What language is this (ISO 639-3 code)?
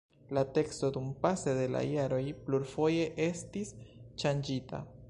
epo